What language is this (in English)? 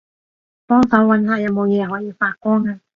Cantonese